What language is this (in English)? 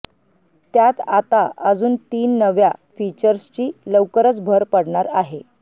Marathi